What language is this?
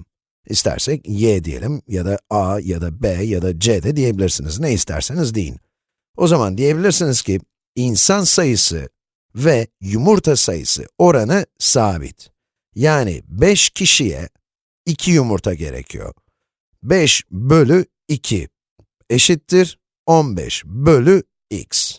Turkish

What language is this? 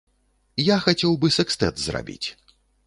Belarusian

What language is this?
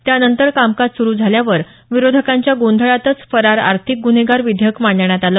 Marathi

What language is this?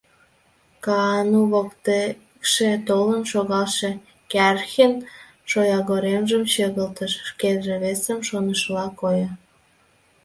Mari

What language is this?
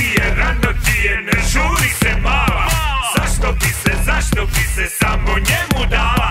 Ukrainian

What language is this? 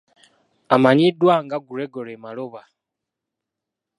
Ganda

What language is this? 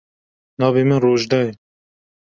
Kurdish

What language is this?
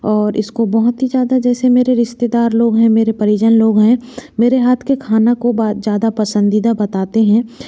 Hindi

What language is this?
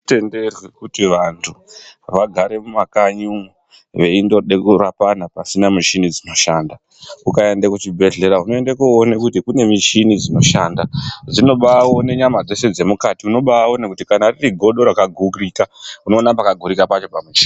Ndau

